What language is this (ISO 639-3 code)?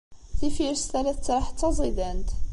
kab